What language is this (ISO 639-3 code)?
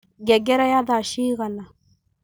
kik